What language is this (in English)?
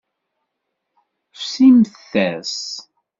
Kabyle